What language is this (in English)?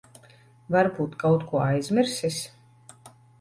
Latvian